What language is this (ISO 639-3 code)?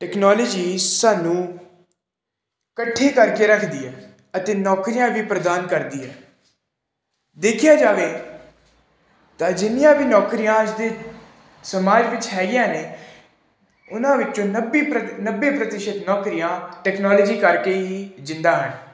pan